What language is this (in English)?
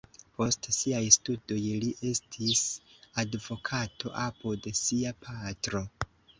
Esperanto